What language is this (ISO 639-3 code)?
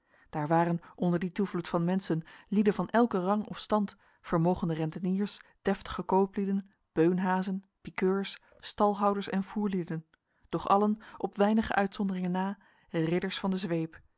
nld